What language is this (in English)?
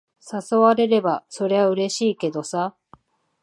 Japanese